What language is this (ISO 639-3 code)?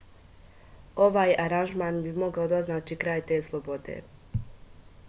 srp